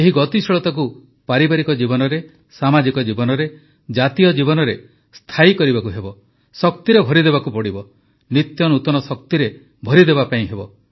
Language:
Odia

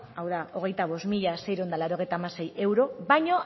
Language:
Basque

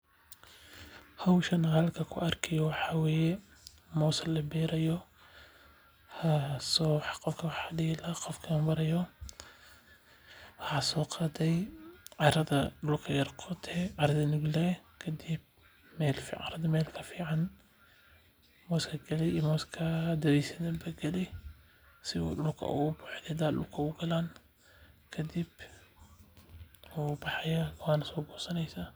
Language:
Somali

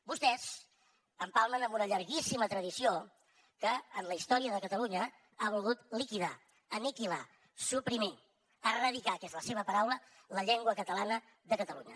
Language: Catalan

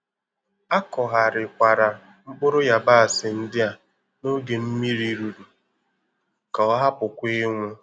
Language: Igbo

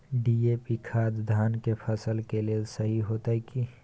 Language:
Maithili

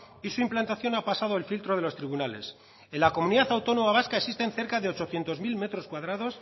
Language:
Spanish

